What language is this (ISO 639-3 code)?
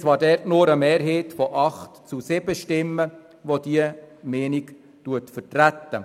gsw